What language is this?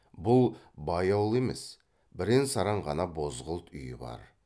Kazakh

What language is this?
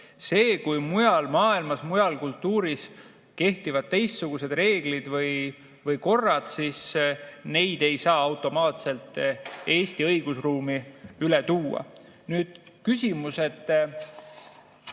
Estonian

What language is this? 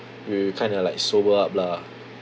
English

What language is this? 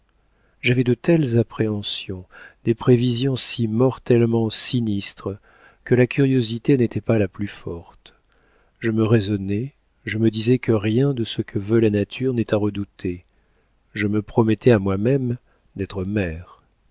French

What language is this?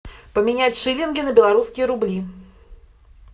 Russian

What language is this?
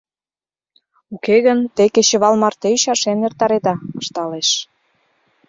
Mari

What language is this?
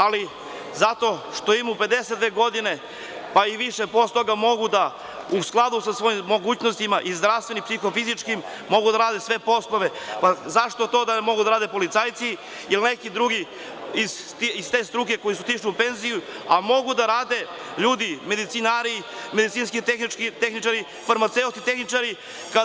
Serbian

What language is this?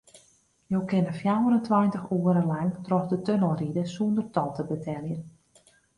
Western Frisian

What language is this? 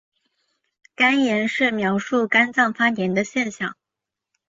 Chinese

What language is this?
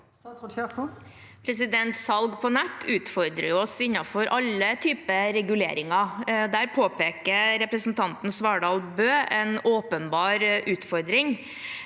Norwegian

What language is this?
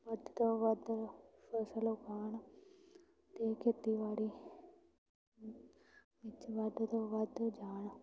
Punjabi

